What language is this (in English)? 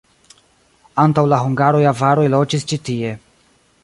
Esperanto